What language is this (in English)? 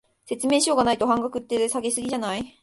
Japanese